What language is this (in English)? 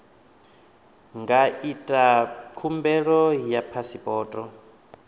Venda